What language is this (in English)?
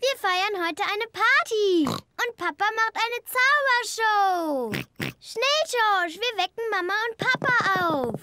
German